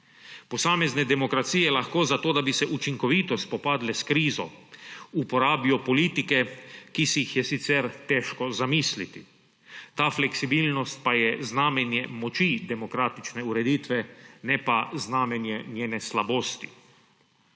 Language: Slovenian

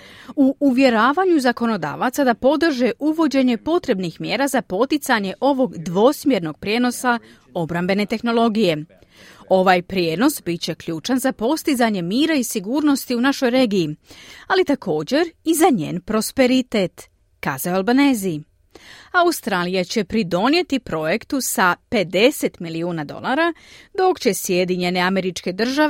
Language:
Croatian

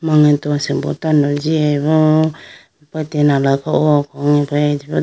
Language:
Idu-Mishmi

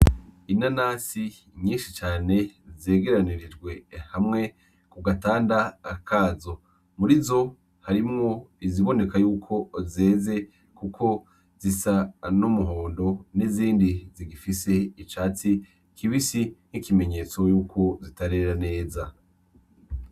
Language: Rundi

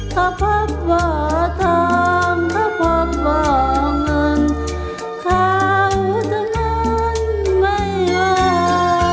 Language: Thai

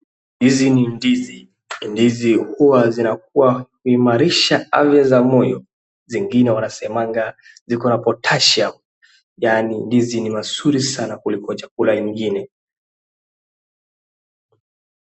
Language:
Swahili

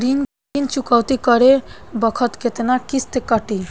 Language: Bhojpuri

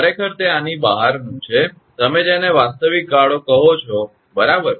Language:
Gujarati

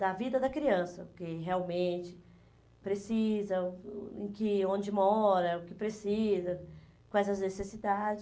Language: Portuguese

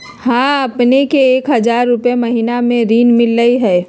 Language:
Magahi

